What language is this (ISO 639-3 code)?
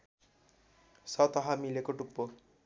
nep